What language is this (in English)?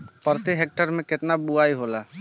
Bhojpuri